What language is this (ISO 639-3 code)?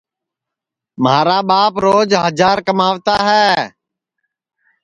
ssi